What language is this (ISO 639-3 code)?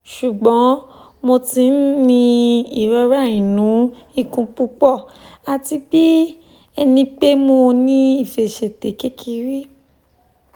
yor